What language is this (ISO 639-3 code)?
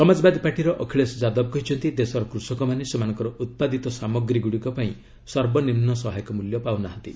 ori